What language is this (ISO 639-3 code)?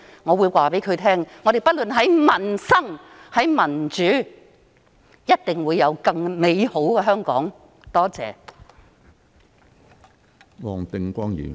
yue